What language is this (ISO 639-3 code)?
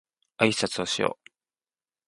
jpn